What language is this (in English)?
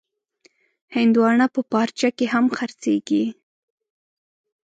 Pashto